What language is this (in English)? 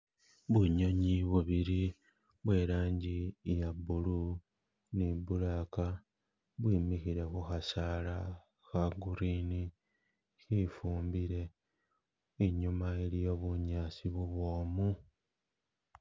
Masaaba